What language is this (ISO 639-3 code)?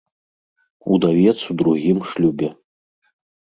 bel